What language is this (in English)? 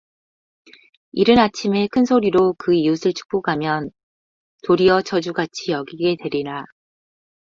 Korean